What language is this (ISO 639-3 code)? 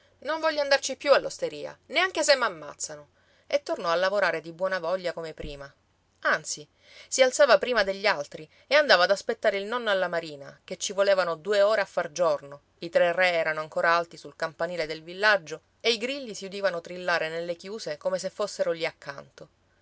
ita